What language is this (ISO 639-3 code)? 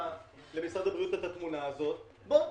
heb